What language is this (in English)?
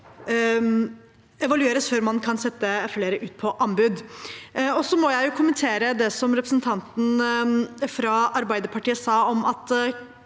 Norwegian